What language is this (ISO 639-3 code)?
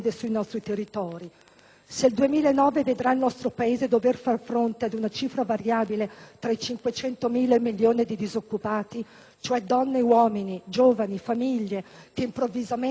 ita